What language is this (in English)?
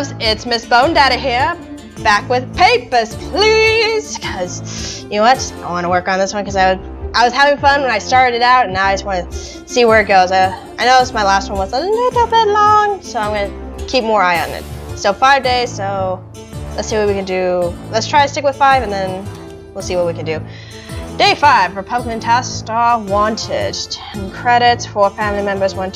English